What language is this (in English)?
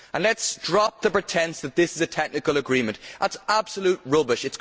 English